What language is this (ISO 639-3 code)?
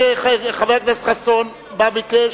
heb